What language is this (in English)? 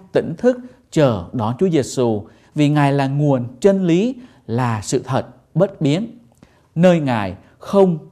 Vietnamese